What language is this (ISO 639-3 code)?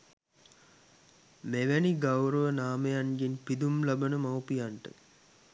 sin